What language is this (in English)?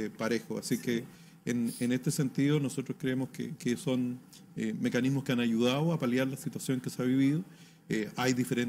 Spanish